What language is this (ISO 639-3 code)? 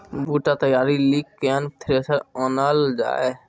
mai